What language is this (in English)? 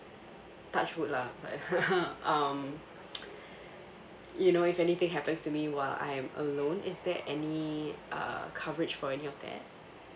English